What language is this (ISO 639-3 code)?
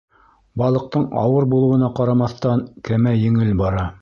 bak